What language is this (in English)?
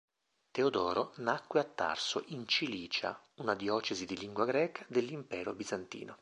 Italian